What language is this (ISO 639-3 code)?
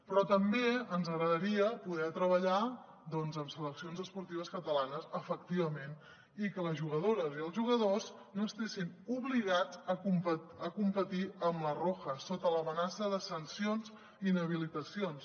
cat